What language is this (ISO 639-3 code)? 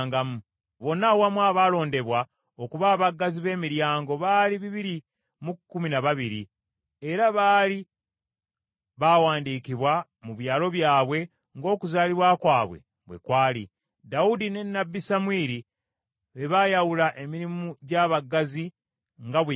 lug